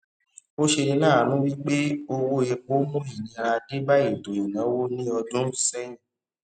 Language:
Yoruba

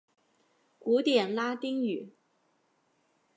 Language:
Chinese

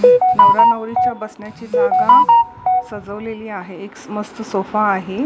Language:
Marathi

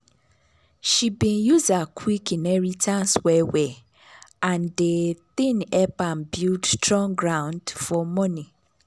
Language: Nigerian Pidgin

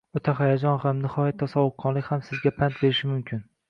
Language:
Uzbek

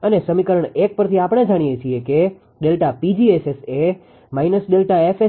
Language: Gujarati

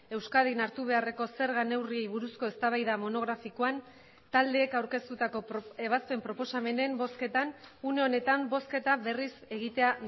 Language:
Basque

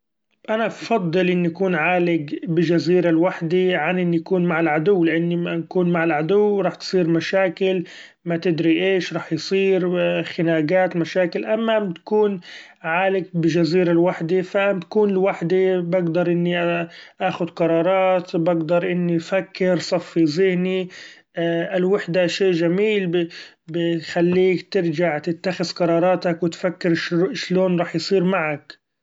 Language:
Gulf Arabic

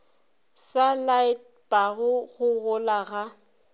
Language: Northern Sotho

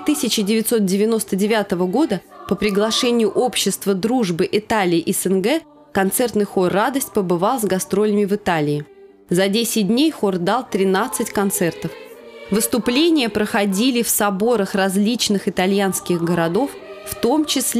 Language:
Russian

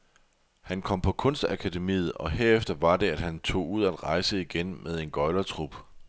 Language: Danish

